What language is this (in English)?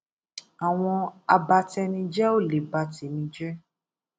Yoruba